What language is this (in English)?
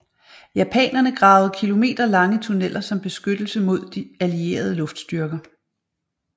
Danish